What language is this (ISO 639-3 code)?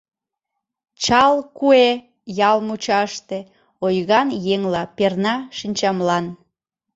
chm